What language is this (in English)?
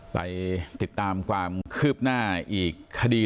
Thai